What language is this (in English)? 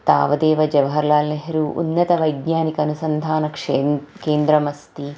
Sanskrit